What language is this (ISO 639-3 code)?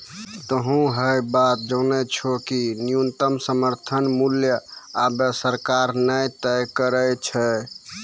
mai